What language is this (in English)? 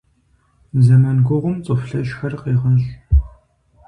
Kabardian